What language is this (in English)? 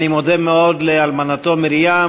Hebrew